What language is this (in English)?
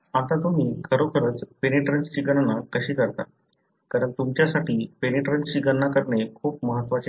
Marathi